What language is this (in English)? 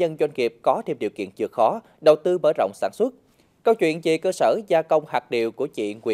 Vietnamese